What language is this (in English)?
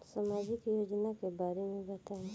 Bhojpuri